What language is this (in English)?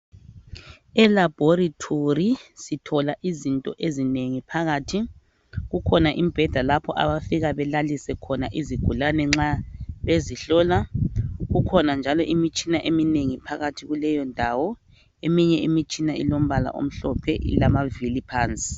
North Ndebele